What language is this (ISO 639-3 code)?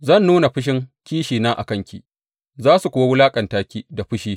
hau